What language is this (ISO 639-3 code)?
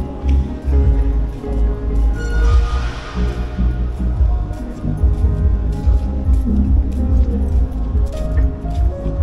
vie